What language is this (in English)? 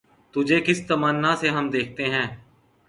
Urdu